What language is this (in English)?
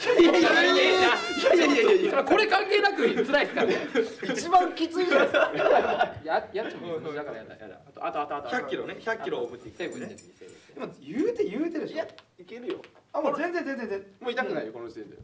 Japanese